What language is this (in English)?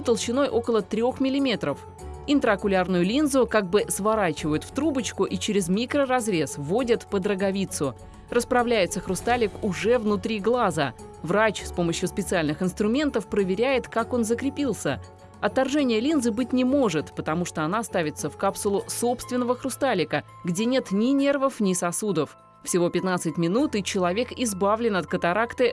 Russian